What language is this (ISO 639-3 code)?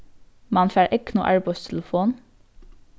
fao